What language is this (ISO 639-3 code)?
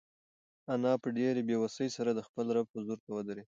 pus